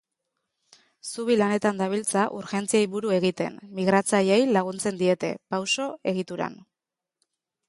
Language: Basque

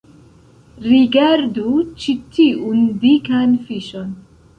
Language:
Esperanto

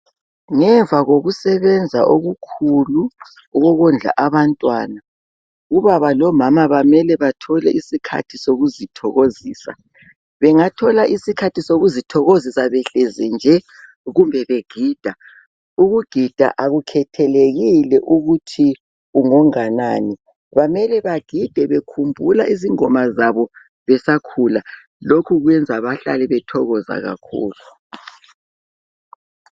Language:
North Ndebele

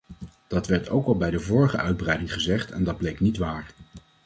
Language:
Dutch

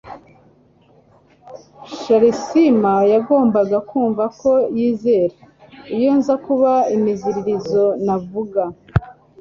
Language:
Kinyarwanda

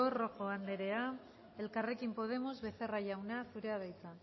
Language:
Basque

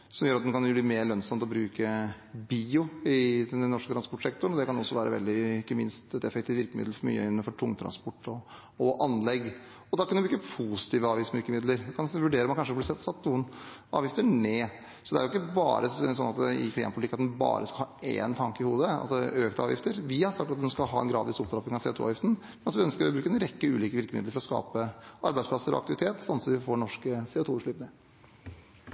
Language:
Norwegian Bokmål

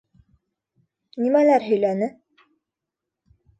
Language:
Bashkir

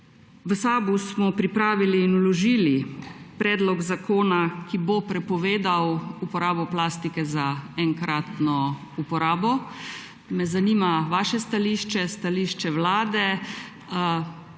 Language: Slovenian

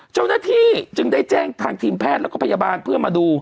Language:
Thai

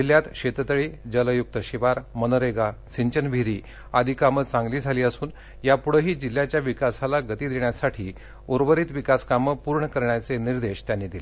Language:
Marathi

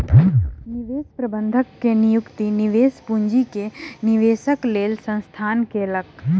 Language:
Maithili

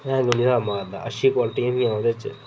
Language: Dogri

